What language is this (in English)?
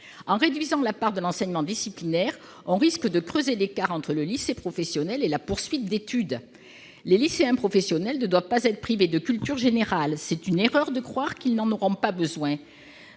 French